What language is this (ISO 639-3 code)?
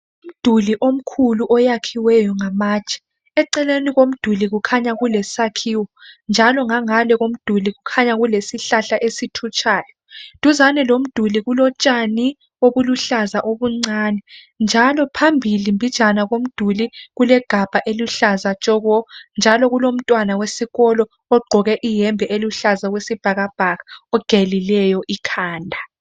nde